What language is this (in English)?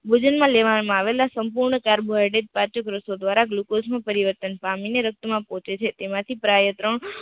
Gujarati